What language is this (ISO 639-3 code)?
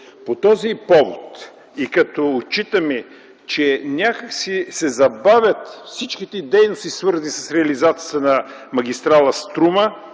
bul